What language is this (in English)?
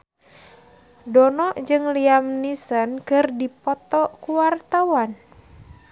Sundanese